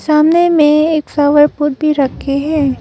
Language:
Hindi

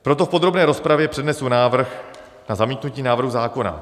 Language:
Czech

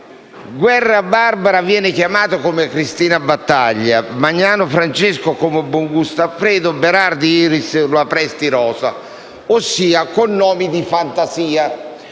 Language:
Italian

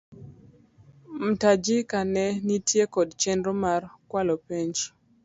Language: Luo (Kenya and Tanzania)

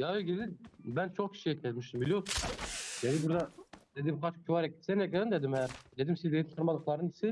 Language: Turkish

